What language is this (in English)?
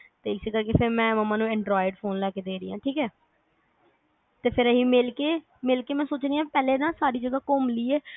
Punjabi